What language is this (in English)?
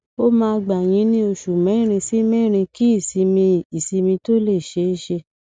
Yoruba